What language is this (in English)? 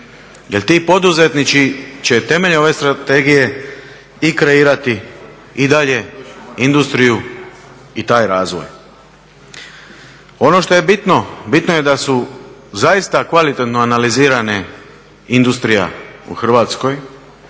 Croatian